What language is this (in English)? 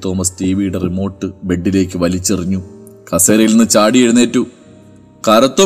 Malayalam